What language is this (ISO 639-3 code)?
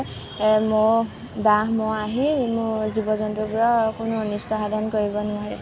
asm